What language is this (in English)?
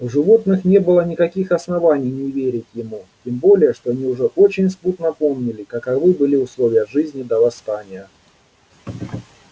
Russian